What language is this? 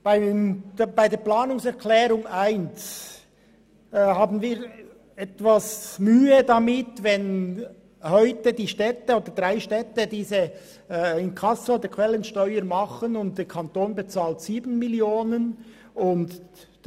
Swiss German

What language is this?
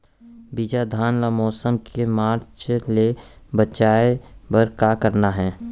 Chhattisgarhi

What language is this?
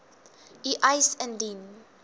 Afrikaans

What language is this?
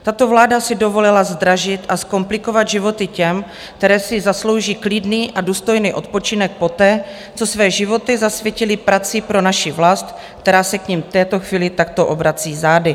Czech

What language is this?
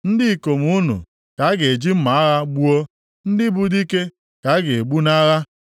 Igbo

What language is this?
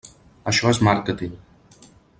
Catalan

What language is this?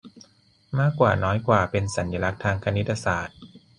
Thai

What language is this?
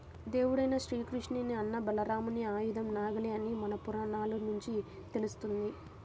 Telugu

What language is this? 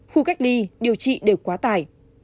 Vietnamese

